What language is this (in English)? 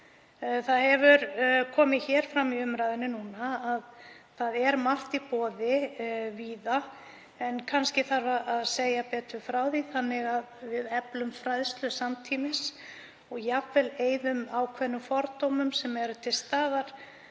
Icelandic